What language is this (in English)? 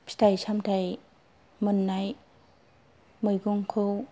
Bodo